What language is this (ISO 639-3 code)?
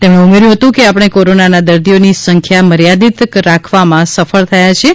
guj